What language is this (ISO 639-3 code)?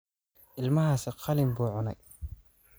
som